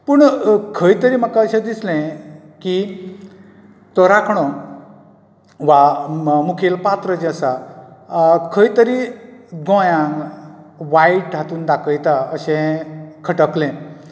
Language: Konkani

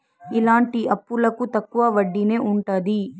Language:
Telugu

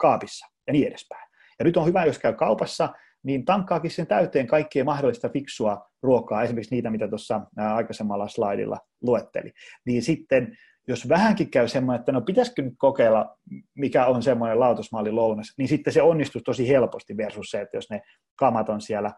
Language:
Finnish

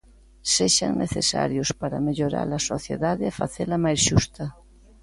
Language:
Galician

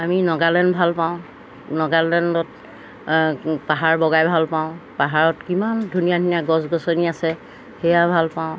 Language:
Assamese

